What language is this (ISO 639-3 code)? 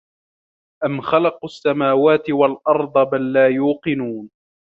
ara